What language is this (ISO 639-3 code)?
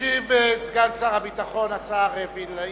heb